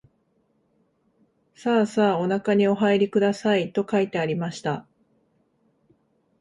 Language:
Japanese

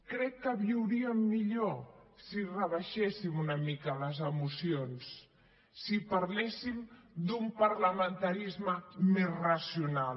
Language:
Catalan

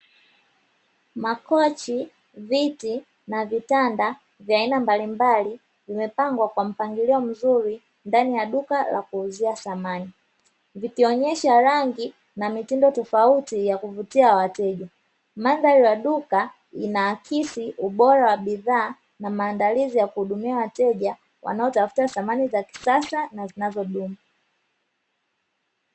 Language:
Swahili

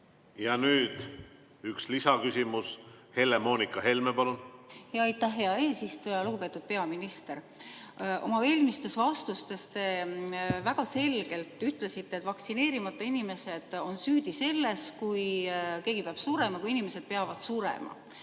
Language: Estonian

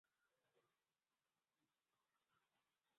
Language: Bangla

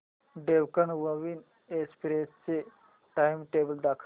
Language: Marathi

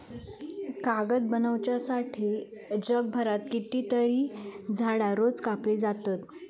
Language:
Marathi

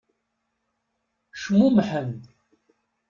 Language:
Kabyle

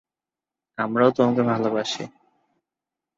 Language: Bangla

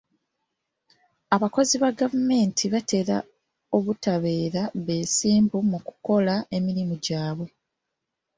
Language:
Ganda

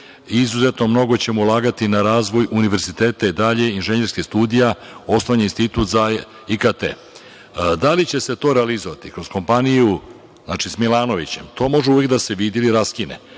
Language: Serbian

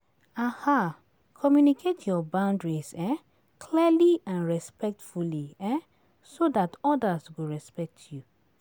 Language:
Nigerian Pidgin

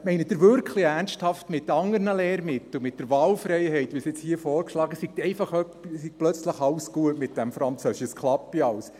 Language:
Swiss German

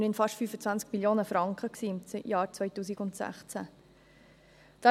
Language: Swiss German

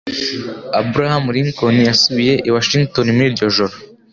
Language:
Kinyarwanda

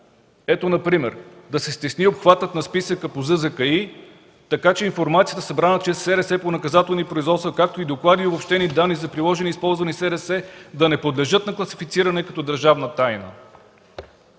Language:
Bulgarian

